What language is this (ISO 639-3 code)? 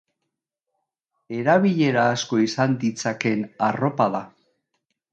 eus